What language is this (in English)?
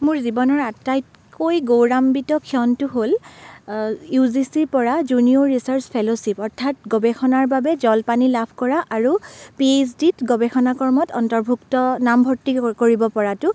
Assamese